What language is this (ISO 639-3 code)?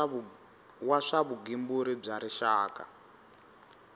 tso